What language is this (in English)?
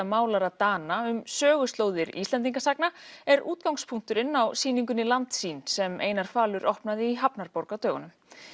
Icelandic